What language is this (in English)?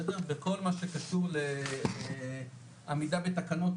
Hebrew